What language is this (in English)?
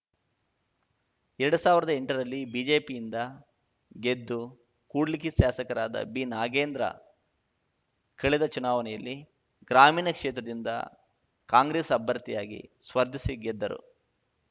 Kannada